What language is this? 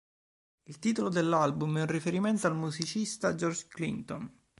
Italian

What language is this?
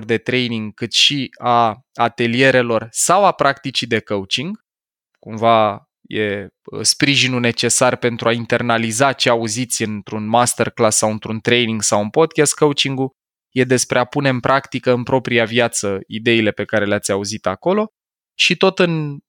Romanian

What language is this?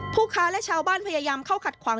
Thai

